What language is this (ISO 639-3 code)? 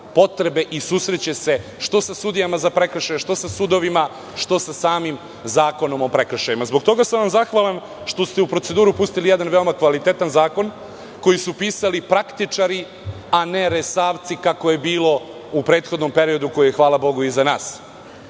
srp